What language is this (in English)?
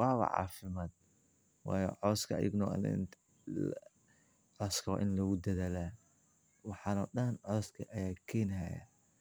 Somali